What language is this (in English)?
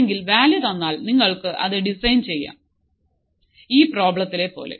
Malayalam